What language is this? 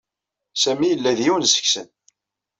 Kabyle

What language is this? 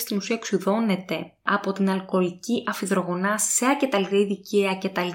Greek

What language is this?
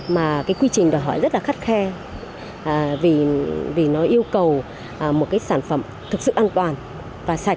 Vietnamese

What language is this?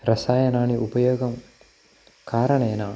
Sanskrit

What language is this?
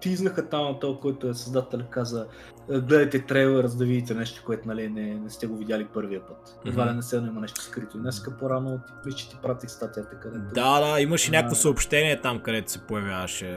Bulgarian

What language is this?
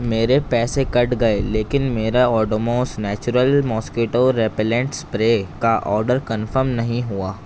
Urdu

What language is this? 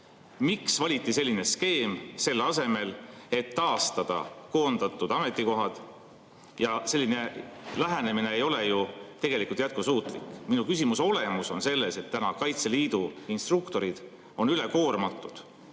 Estonian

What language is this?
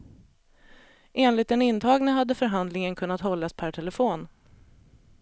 Swedish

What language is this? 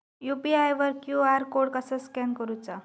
Marathi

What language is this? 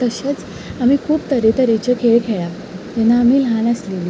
Konkani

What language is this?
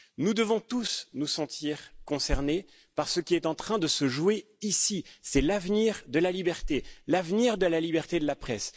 French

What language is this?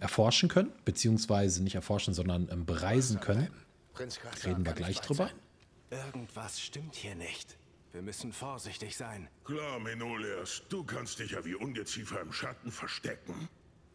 German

